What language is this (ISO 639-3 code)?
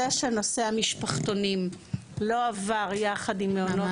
heb